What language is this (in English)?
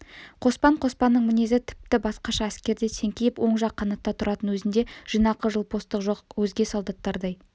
Kazakh